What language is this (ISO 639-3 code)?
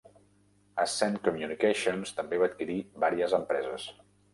cat